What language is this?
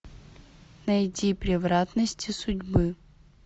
Russian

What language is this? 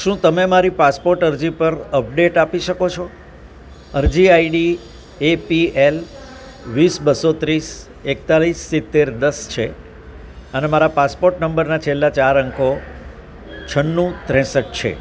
Gujarati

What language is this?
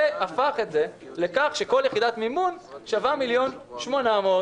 Hebrew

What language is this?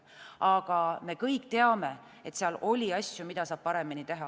Estonian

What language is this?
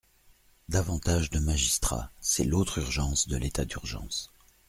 French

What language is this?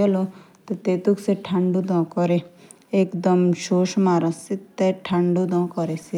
Jaunsari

